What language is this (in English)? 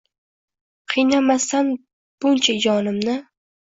Uzbek